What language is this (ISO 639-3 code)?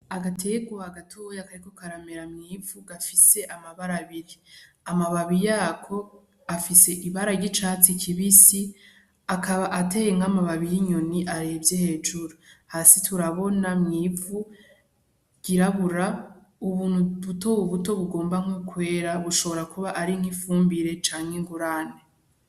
run